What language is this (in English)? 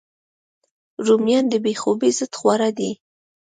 Pashto